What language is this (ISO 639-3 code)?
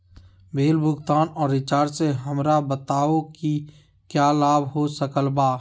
mag